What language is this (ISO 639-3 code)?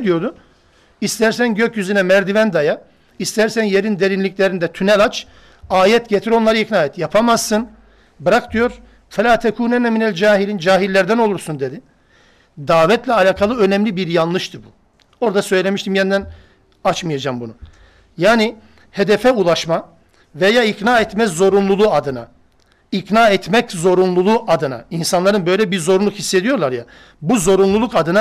tur